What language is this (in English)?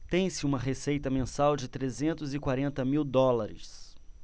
Portuguese